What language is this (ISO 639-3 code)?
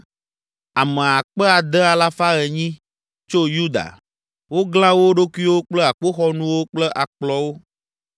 ewe